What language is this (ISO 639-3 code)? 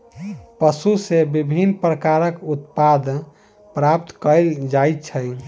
mai